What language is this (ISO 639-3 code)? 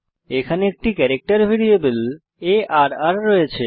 ben